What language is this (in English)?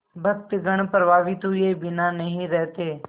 Hindi